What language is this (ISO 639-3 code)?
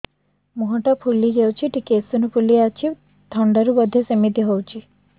ori